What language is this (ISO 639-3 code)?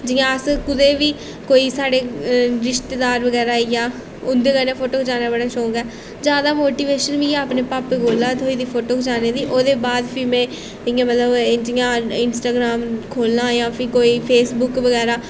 doi